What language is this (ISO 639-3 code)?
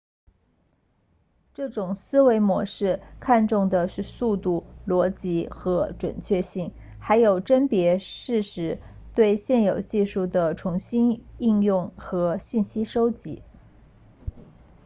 zho